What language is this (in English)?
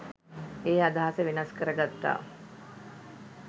Sinhala